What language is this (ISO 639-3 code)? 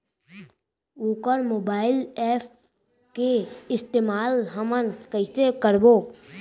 hne